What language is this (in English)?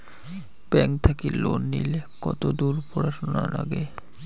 Bangla